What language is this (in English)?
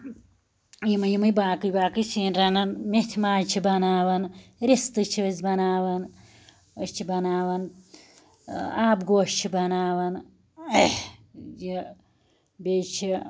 Kashmiri